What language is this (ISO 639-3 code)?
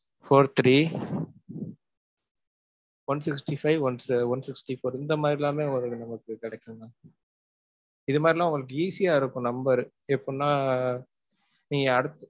tam